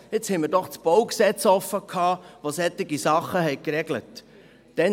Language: Swiss German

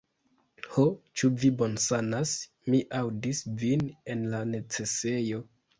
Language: Esperanto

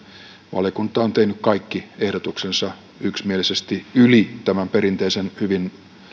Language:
Finnish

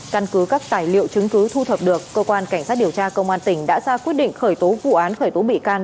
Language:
Vietnamese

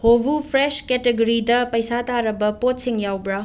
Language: Manipuri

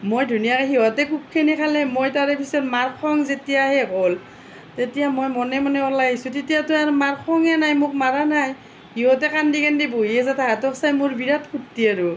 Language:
Assamese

